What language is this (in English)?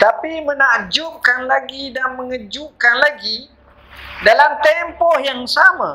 Malay